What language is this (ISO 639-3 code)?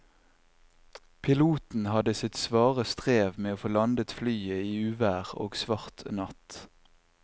nor